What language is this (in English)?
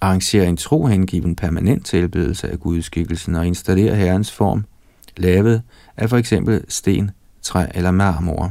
Danish